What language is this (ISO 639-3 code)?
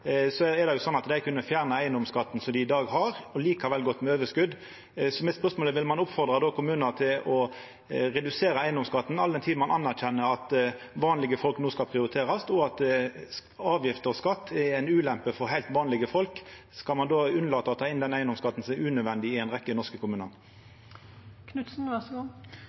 nno